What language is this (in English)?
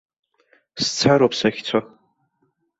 Abkhazian